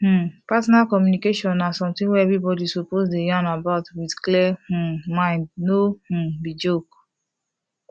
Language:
Nigerian Pidgin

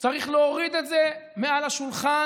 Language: Hebrew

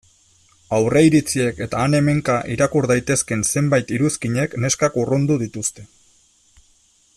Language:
Basque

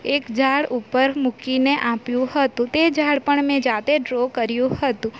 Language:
Gujarati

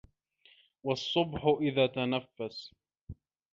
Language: Arabic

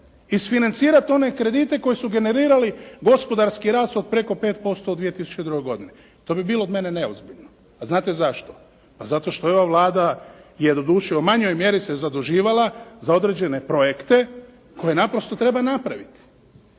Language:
Croatian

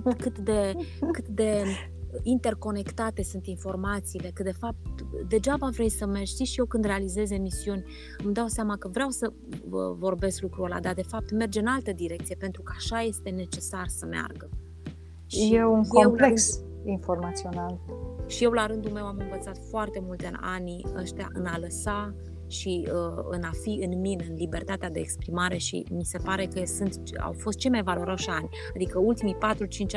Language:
Romanian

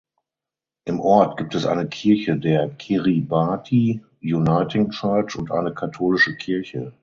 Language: German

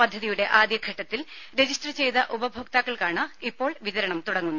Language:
Malayalam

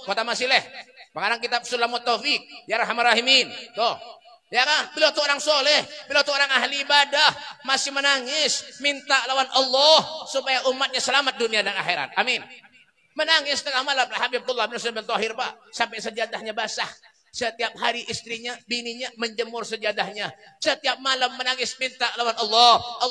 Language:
Indonesian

